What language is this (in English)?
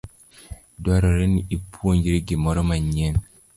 Luo (Kenya and Tanzania)